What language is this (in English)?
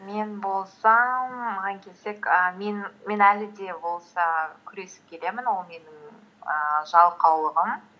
Kazakh